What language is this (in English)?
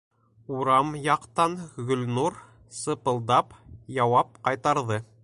Bashkir